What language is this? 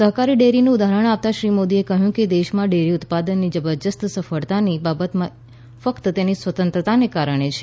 Gujarati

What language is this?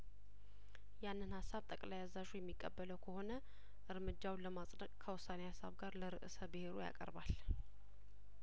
Amharic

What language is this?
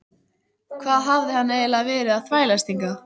Icelandic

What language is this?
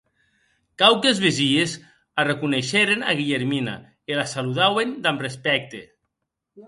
Occitan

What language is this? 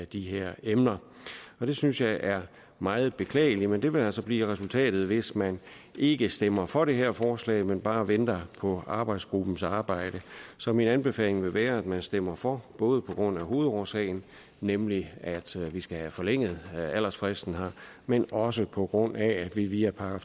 Danish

